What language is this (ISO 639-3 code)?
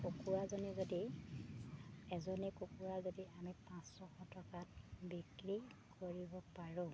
asm